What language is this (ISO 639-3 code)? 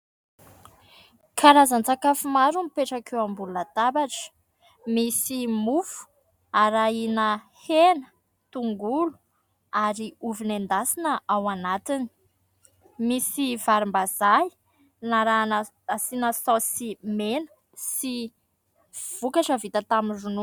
mlg